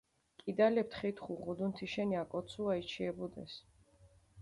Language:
Mingrelian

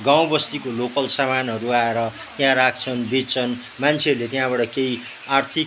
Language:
Nepali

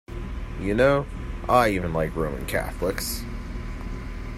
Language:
English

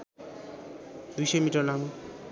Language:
Nepali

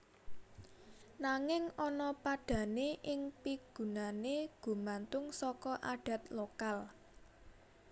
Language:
Javanese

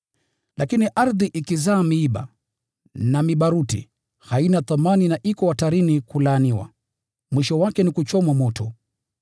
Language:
Swahili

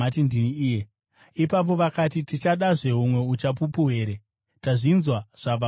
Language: Shona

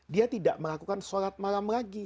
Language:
Indonesian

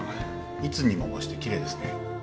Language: Japanese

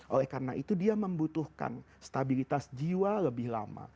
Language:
Indonesian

